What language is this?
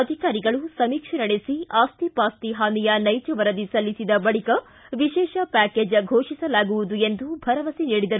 Kannada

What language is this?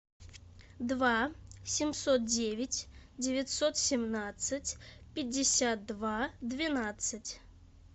Russian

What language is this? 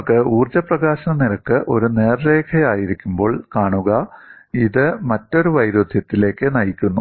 Malayalam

